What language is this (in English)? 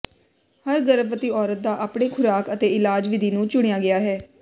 Punjabi